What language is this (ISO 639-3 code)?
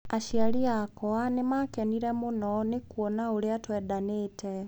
kik